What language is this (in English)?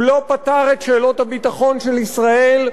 Hebrew